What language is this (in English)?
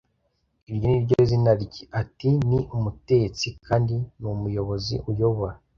Kinyarwanda